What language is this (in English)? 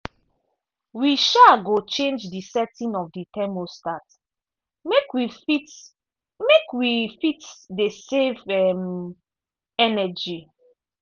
Nigerian Pidgin